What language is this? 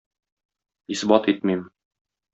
Tatar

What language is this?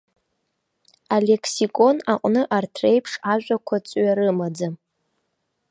Abkhazian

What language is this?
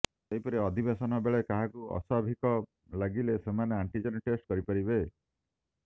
Odia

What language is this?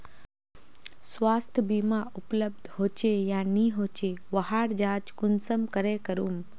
Magahi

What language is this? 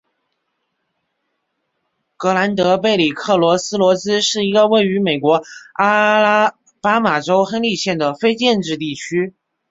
Chinese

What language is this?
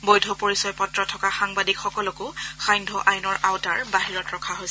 Assamese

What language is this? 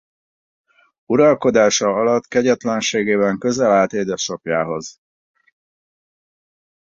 Hungarian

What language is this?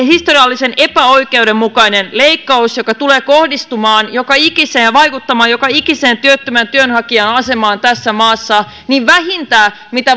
Finnish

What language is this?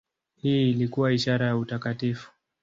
Swahili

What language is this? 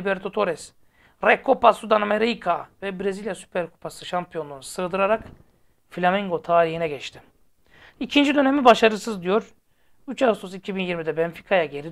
Turkish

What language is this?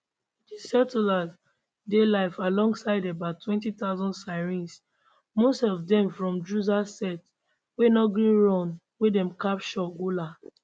Nigerian Pidgin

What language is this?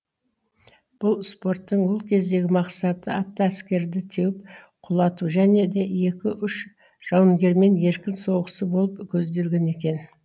Kazakh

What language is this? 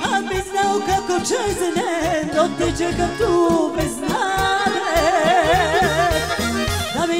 Romanian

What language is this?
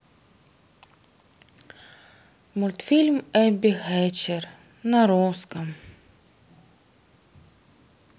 Russian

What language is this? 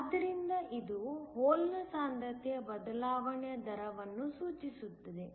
Kannada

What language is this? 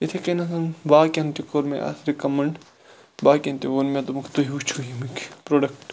Kashmiri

